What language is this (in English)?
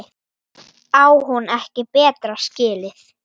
Icelandic